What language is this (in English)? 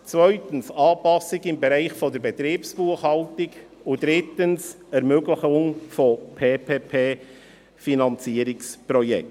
Swiss German